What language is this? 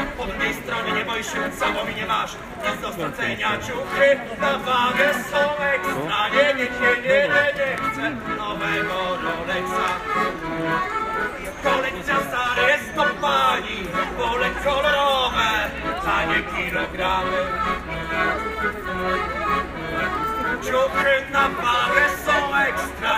Polish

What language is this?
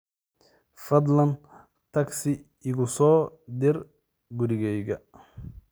Somali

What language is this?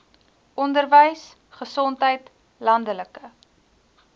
Afrikaans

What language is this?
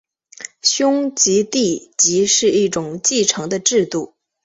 Chinese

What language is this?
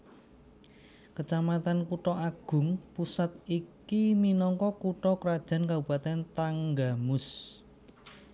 Javanese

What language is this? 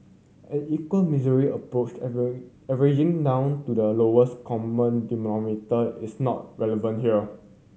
English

